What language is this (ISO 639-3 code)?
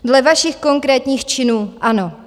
ces